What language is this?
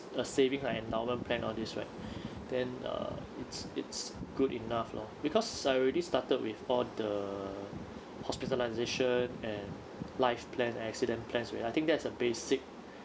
English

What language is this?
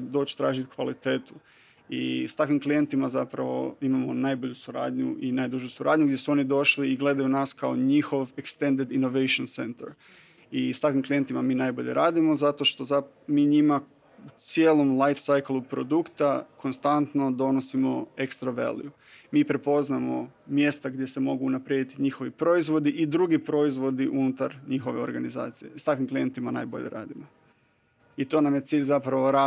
Croatian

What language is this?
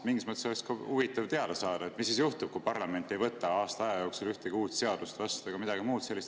Estonian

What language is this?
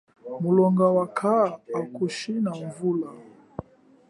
Chokwe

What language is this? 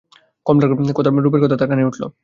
Bangla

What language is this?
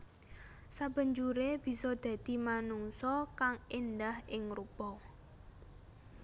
Javanese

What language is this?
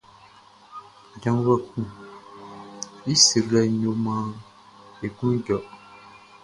Baoulé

